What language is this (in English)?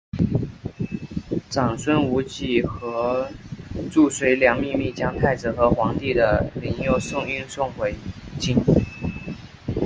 Chinese